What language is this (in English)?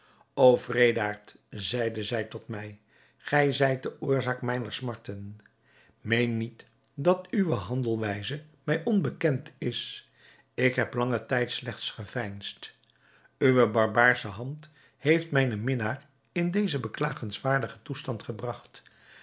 Dutch